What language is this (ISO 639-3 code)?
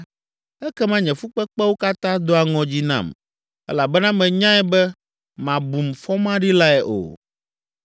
ewe